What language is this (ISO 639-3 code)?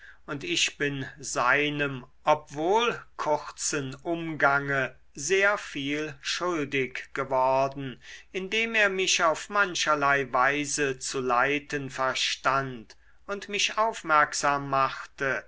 deu